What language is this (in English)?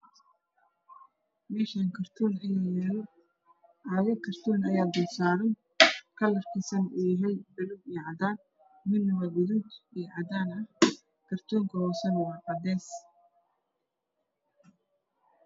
Somali